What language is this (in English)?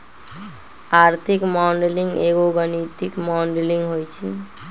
Magahi